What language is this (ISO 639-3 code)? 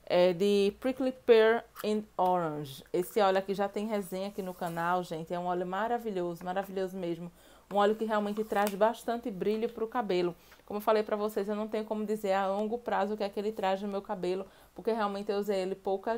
por